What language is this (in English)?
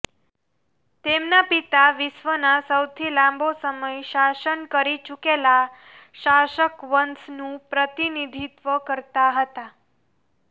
Gujarati